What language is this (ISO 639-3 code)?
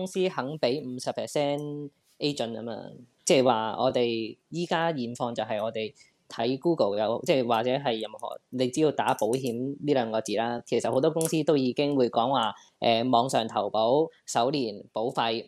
zho